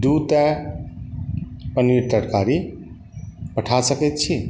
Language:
Maithili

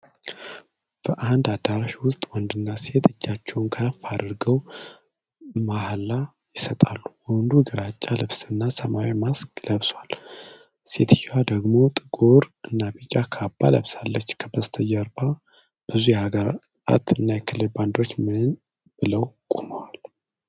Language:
Amharic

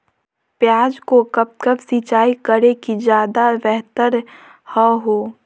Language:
Magahi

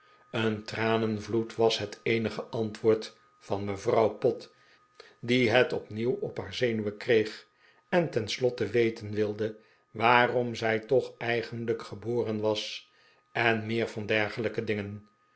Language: Dutch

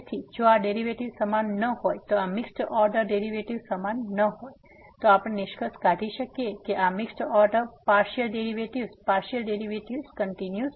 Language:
Gujarati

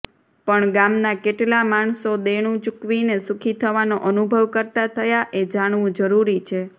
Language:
Gujarati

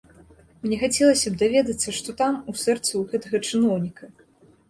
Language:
Belarusian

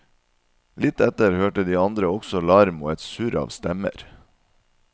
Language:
Norwegian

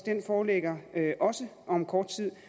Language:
Danish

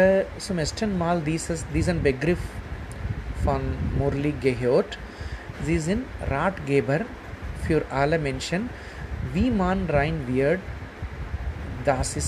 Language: Hindi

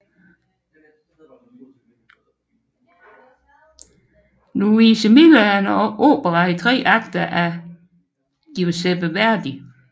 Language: Danish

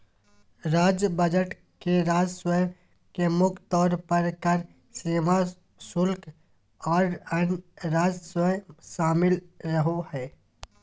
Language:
Magahi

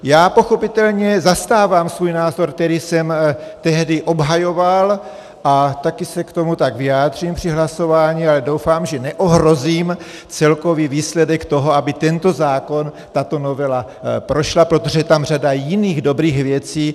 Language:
Czech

